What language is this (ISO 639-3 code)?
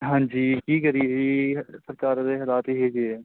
pan